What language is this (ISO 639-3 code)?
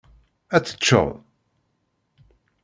kab